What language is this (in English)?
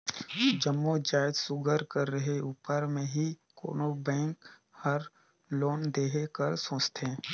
Chhattisgarhi